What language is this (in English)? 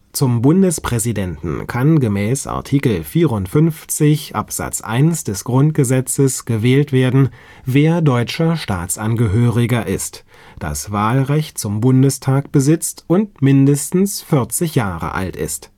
German